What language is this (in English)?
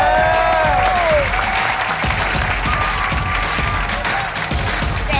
Thai